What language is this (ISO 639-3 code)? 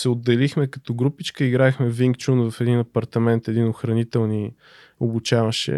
bul